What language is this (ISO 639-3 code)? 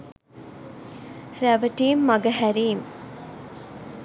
sin